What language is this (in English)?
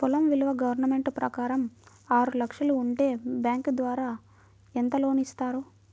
Telugu